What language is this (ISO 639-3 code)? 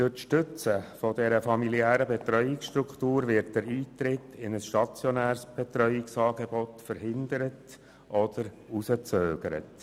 gsw